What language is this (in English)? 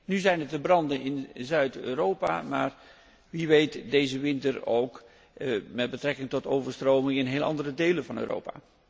Dutch